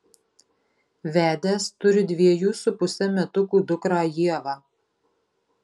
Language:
Lithuanian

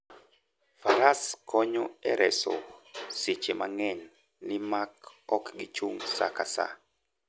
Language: Luo (Kenya and Tanzania)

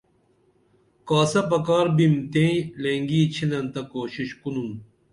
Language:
Dameli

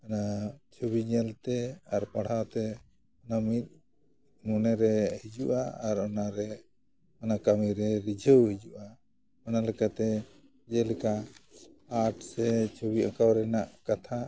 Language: Santali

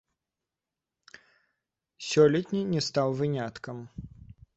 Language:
Belarusian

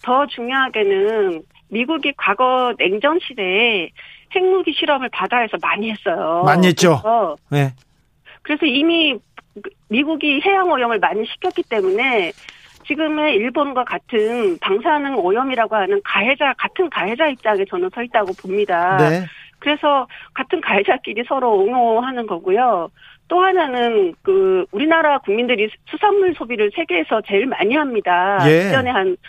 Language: Korean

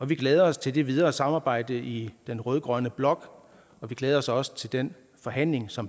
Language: Danish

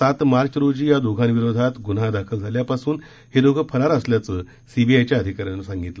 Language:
Marathi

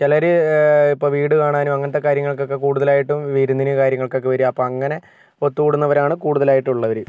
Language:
Malayalam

